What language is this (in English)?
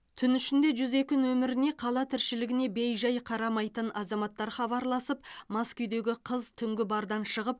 Kazakh